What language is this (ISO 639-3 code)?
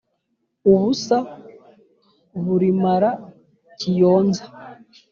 kin